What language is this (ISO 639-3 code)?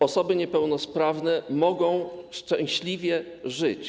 pol